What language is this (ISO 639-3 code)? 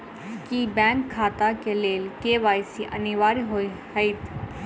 mai